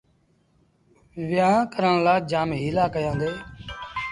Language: Sindhi Bhil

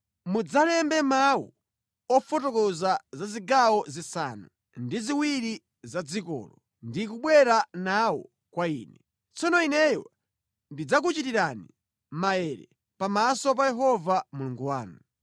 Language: Nyanja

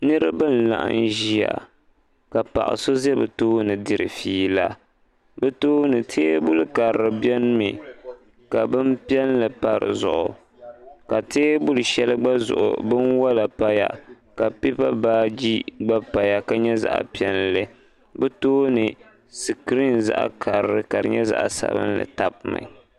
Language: Dagbani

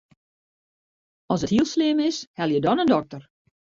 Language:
Western Frisian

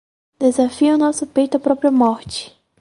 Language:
Portuguese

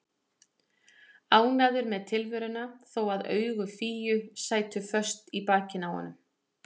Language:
Icelandic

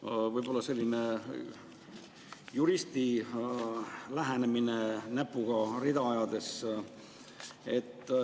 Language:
Estonian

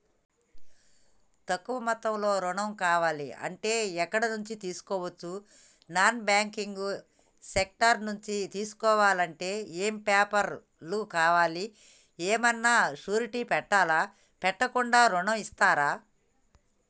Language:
Telugu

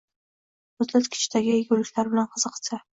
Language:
Uzbek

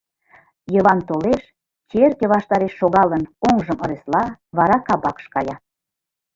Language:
Mari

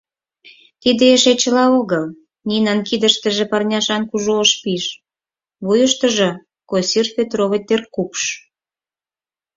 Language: Mari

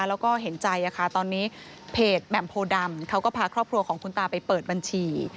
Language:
Thai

